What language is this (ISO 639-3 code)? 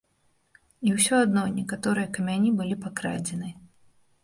bel